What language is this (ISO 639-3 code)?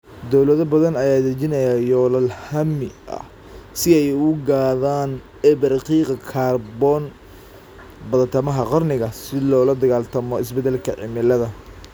som